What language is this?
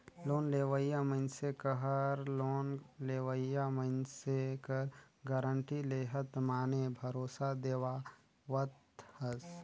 Chhattisgarhi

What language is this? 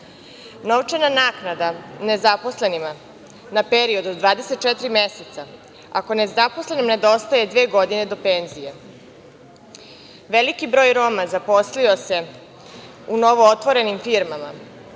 Serbian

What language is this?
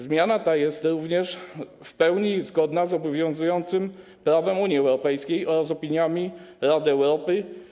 Polish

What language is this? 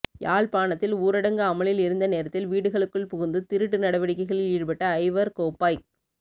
Tamil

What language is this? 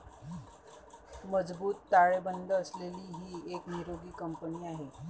Marathi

